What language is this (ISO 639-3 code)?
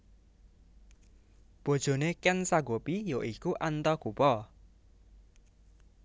jav